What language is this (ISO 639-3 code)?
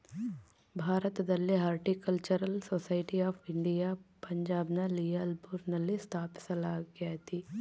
kan